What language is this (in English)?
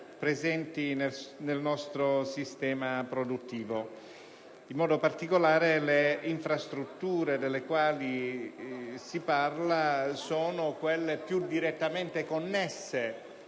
Italian